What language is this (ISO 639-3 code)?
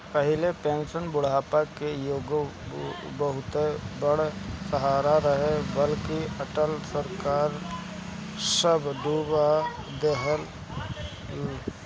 bho